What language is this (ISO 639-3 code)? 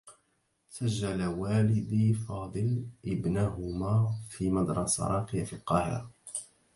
ara